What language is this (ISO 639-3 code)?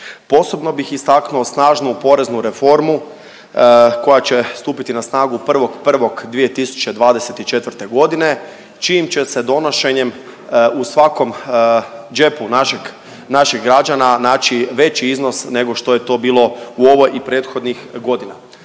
hrv